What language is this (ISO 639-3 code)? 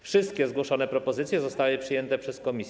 pol